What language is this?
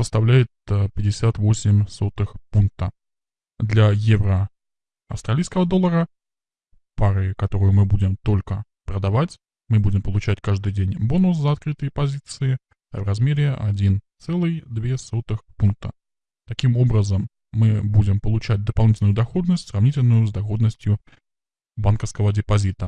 Russian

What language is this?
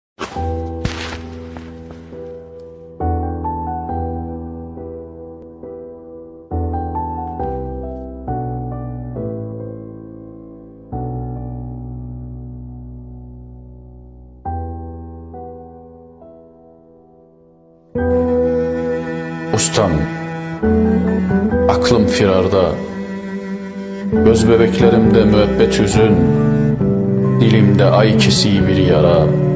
Turkish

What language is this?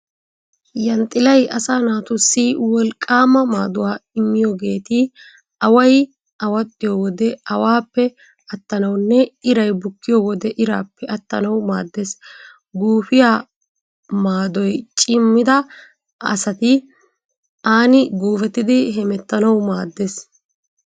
Wolaytta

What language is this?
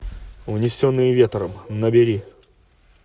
Russian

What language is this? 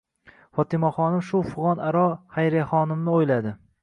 Uzbek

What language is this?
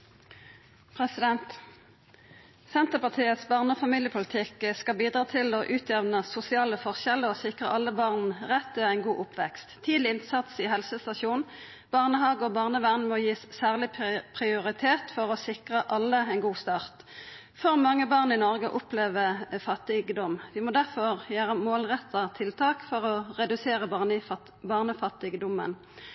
Norwegian Nynorsk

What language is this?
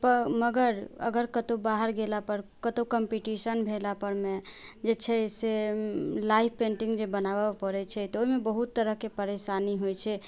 Maithili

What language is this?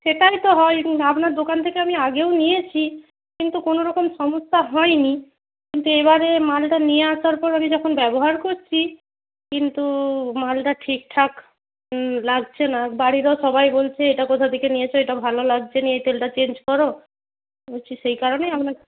Bangla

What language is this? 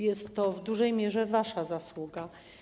Polish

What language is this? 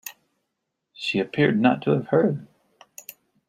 English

